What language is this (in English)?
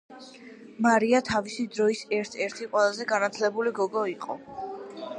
Georgian